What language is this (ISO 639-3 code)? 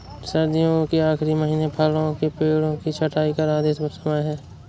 hin